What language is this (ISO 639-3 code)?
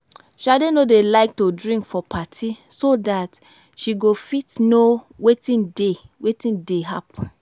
pcm